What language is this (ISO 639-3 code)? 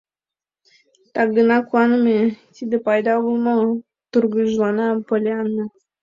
chm